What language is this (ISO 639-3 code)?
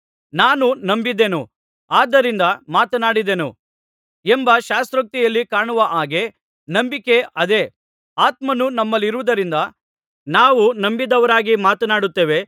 kan